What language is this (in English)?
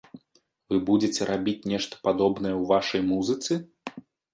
Belarusian